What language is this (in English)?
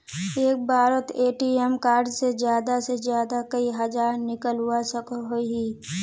Magahi